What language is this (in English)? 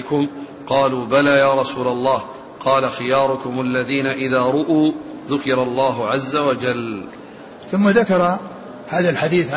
Arabic